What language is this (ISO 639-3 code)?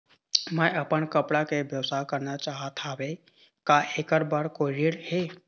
hne